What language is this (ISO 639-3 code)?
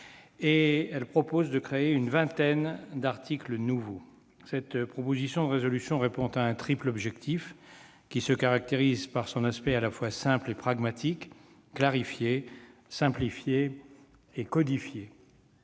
fra